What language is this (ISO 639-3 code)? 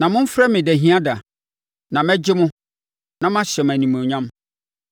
aka